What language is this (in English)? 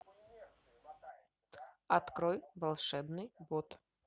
Russian